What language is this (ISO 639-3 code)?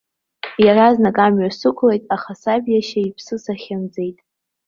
abk